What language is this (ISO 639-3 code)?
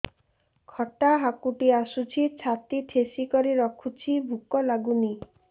ori